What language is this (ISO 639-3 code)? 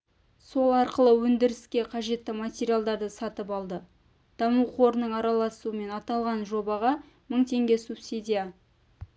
kaz